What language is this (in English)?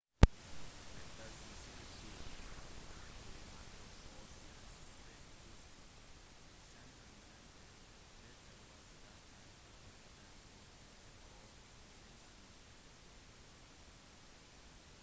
Norwegian Bokmål